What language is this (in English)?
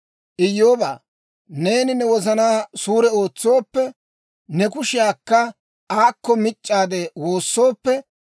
Dawro